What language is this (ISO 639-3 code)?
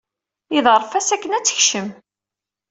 kab